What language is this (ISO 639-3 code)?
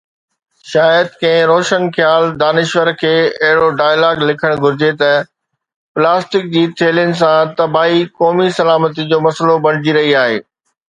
snd